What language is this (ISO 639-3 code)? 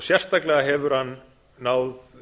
isl